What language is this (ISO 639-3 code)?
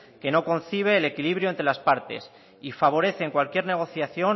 spa